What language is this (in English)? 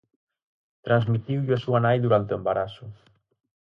Galician